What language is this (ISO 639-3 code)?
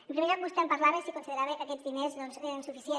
cat